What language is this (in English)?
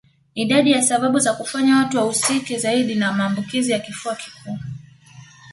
Swahili